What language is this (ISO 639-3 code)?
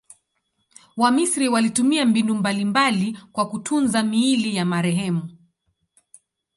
swa